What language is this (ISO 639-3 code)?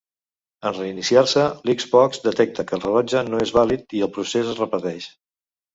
cat